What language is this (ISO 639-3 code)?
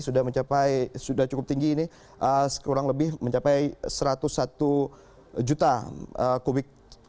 ind